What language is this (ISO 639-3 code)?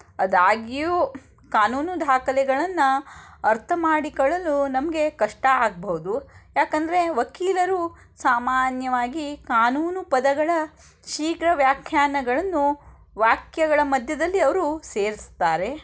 kan